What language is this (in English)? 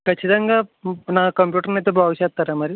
Telugu